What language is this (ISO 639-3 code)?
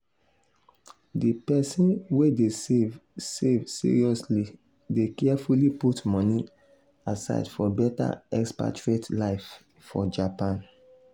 pcm